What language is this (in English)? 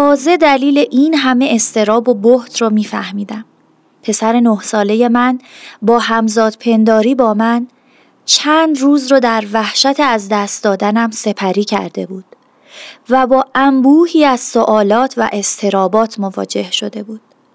Persian